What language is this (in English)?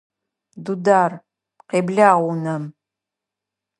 Adyghe